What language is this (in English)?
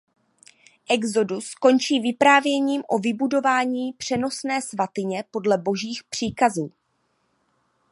Czech